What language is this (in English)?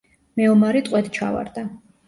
Georgian